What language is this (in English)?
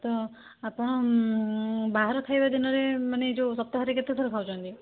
Odia